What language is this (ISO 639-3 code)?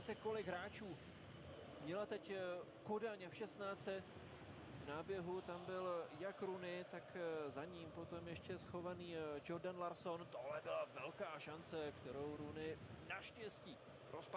ces